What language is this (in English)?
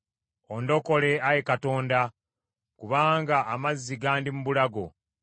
Ganda